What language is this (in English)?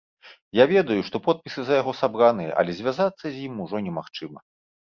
Belarusian